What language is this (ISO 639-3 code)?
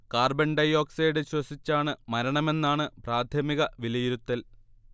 mal